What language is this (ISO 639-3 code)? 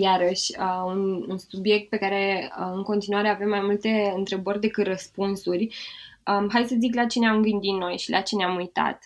ron